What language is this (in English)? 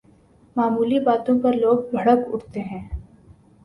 Urdu